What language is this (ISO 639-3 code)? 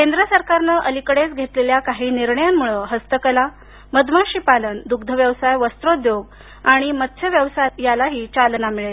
mar